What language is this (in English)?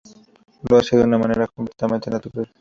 Spanish